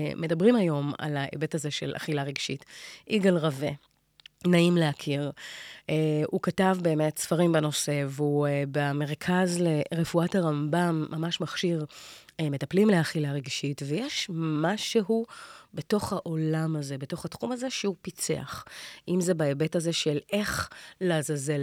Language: Hebrew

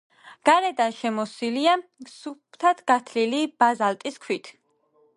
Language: Georgian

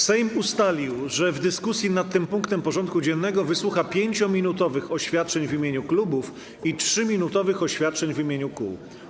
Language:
Polish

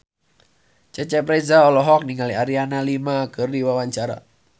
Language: Sundanese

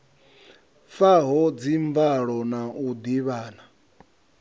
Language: Venda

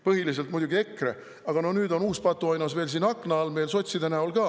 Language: Estonian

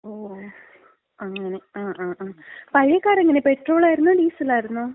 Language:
Malayalam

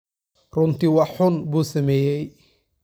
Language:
Somali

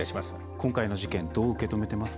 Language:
Japanese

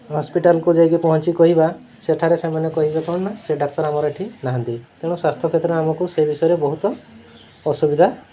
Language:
Odia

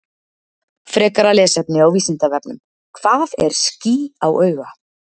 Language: Icelandic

